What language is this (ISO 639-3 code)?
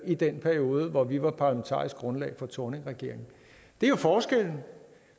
dan